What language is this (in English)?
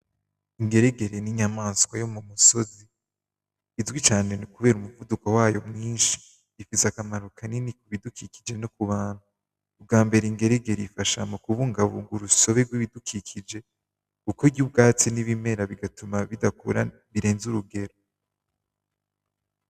Rundi